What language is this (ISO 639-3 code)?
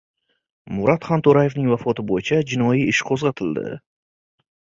uzb